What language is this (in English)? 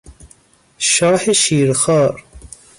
Persian